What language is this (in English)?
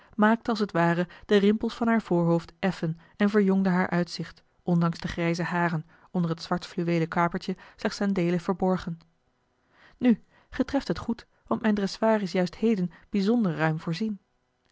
Dutch